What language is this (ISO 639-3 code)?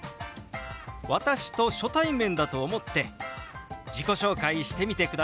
jpn